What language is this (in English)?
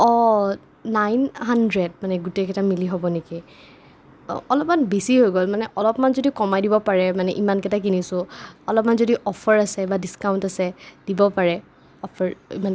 Assamese